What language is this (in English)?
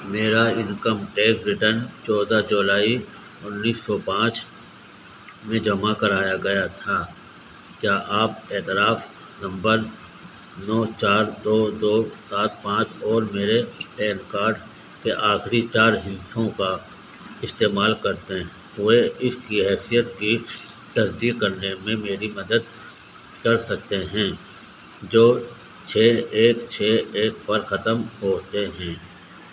Urdu